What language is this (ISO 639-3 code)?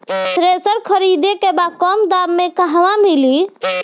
bho